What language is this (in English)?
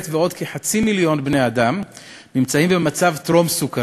Hebrew